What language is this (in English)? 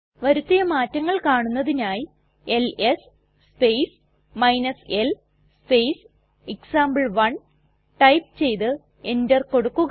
Malayalam